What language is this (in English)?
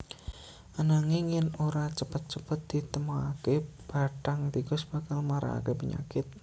Javanese